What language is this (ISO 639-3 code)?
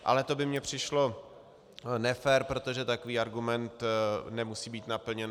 ces